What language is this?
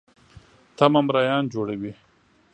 Pashto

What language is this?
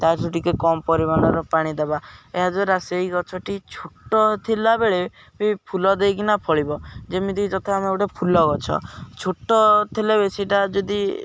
Odia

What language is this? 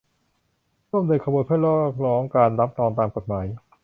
Thai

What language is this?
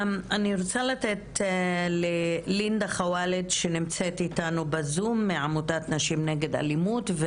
Hebrew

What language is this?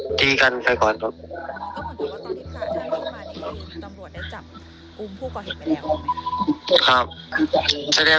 Thai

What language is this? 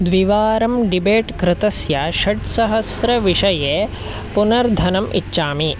Sanskrit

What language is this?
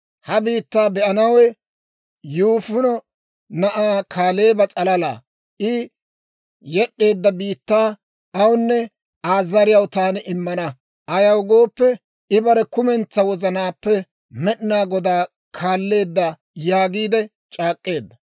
Dawro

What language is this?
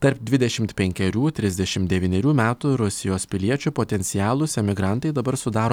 Lithuanian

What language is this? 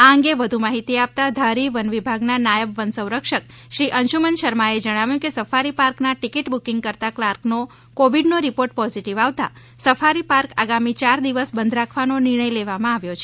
Gujarati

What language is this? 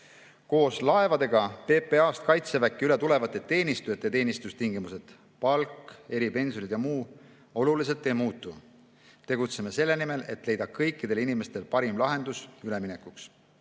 Estonian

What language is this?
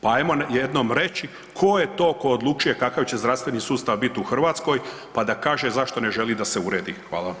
Croatian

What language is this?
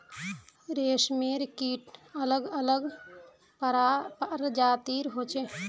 Magahi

